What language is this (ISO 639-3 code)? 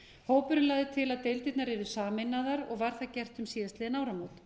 isl